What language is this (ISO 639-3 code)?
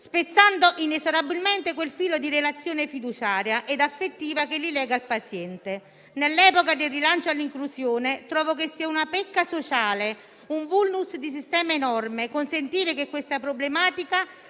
ita